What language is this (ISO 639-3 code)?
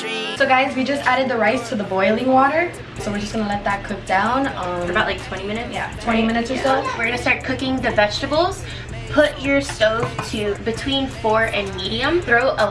eng